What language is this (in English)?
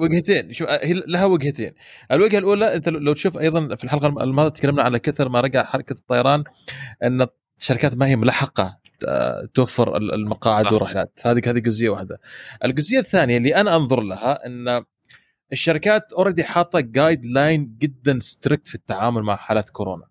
Arabic